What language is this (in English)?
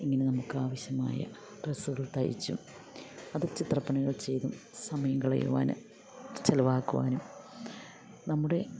Malayalam